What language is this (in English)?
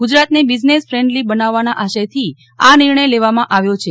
Gujarati